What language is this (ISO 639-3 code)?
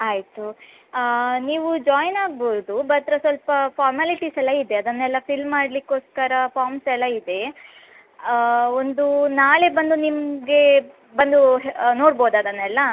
kan